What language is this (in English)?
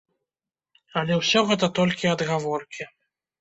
Belarusian